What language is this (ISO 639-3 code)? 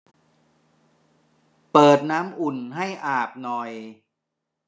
tha